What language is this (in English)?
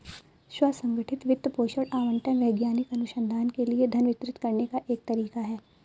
Hindi